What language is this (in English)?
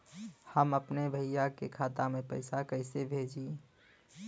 Bhojpuri